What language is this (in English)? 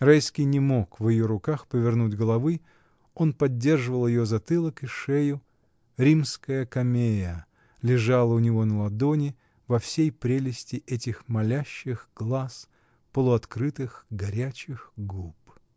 Russian